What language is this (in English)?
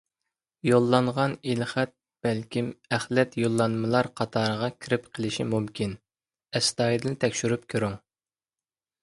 Uyghur